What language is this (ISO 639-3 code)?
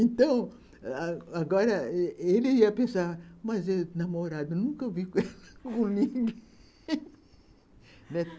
por